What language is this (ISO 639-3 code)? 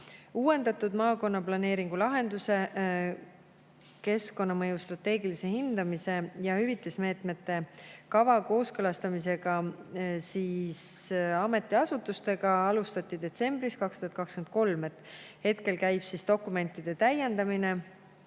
est